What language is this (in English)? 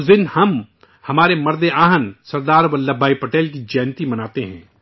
Urdu